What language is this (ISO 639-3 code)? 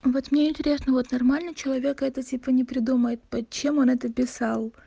rus